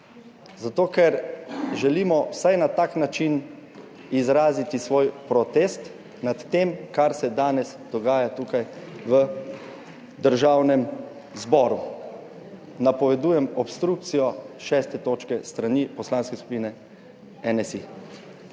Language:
Slovenian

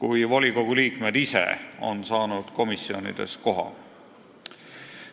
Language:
Estonian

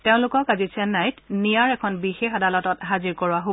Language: Assamese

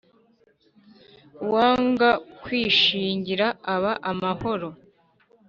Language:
Kinyarwanda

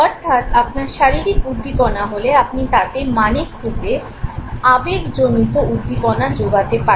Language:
Bangla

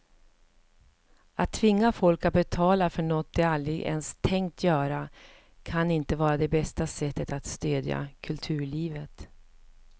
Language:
Swedish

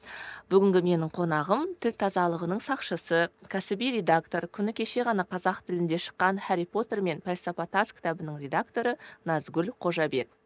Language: Kazakh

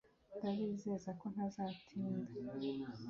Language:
Kinyarwanda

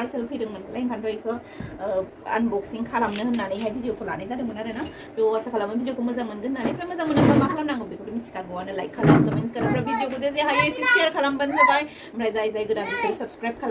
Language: Thai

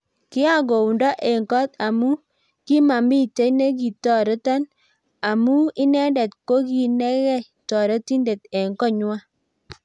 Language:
Kalenjin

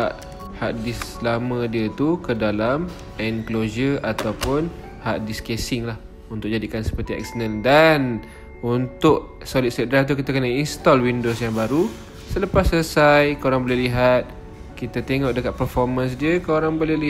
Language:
Malay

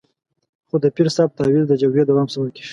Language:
Pashto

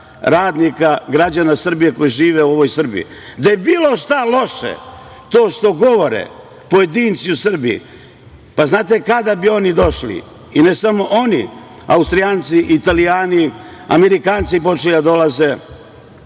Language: Serbian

